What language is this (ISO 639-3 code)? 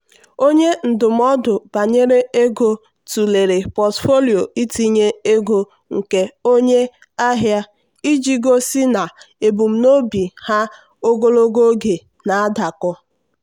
ibo